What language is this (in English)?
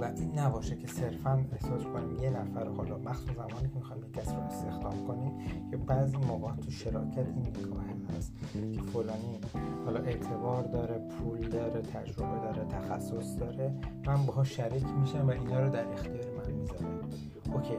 Persian